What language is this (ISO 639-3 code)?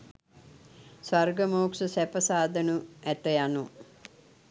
sin